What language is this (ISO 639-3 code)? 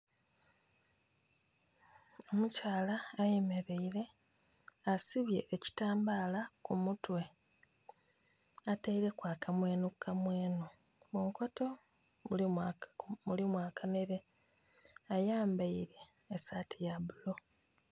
xog